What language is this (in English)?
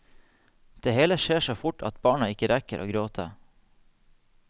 Norwegian